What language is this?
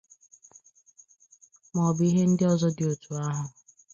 Igbo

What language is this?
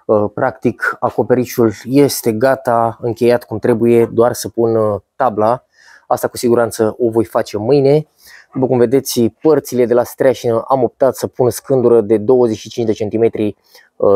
Romanian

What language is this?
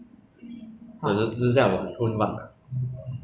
English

